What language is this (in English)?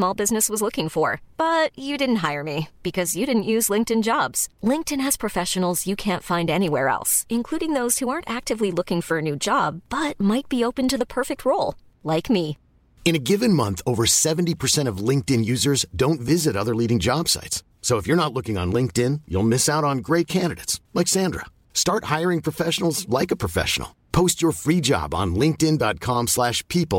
Filipino